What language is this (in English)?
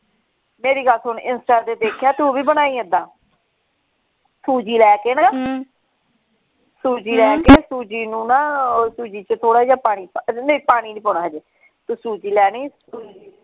Punjabi